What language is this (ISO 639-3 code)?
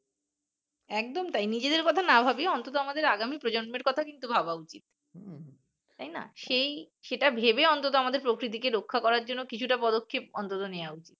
ben